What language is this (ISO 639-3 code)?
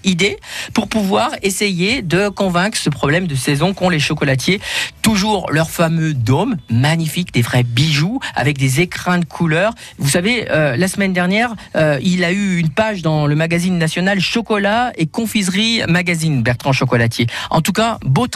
fra